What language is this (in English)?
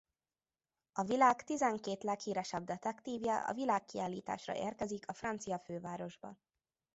Hungarian